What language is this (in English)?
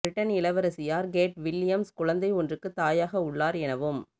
Tamil